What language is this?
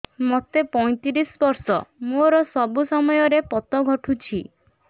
Odia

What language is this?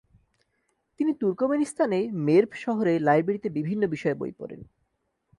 Bangla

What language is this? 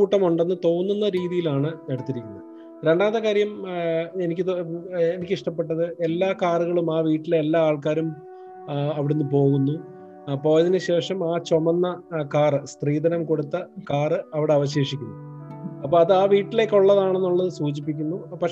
Malayalam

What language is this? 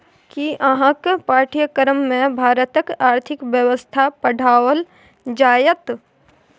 Maithili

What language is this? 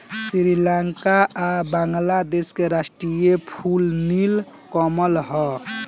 Bhojpuri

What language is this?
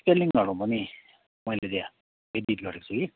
Nepali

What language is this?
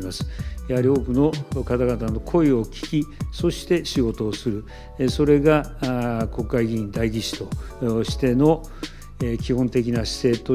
Japanese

